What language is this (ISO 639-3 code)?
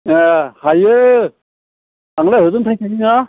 brx